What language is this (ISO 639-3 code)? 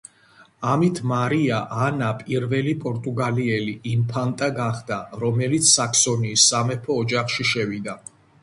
kat